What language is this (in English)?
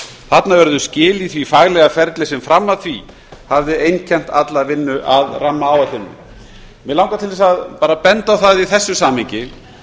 Icelandic